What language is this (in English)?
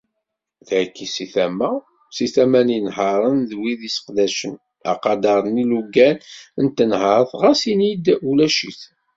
Kabyle